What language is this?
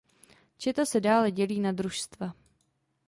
Czech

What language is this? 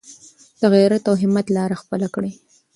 Pashto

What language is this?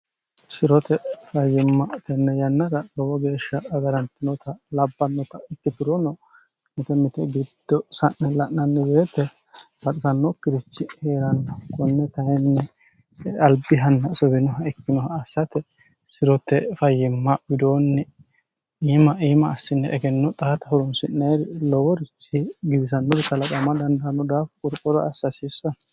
Sidamo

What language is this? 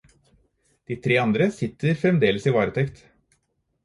Norwegian Bokmål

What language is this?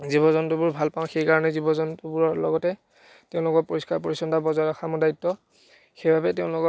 Assamese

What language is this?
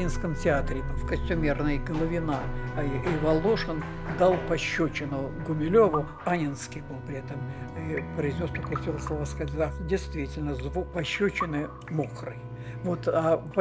Russian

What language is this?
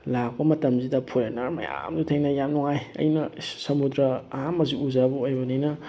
Manipuri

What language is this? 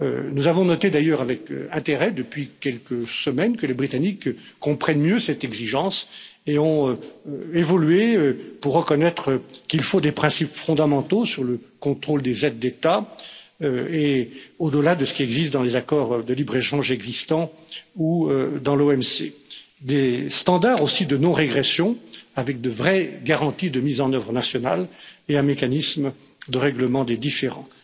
French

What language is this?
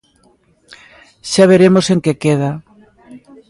Galician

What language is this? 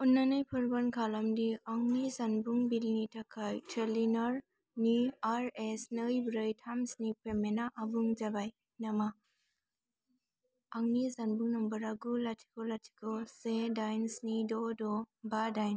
Bodo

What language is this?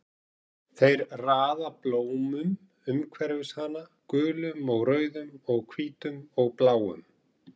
Icelandic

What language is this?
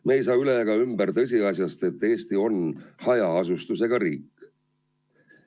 Estonian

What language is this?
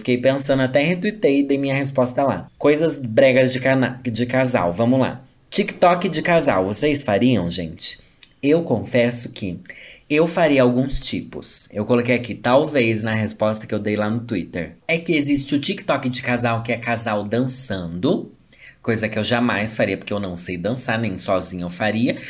Portuguese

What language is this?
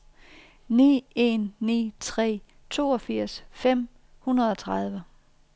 Danish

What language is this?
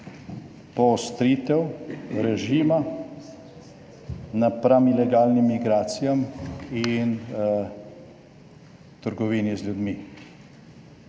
Slovenian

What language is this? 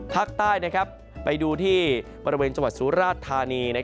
Thai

